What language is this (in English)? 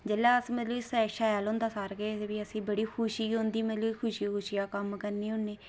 Dogri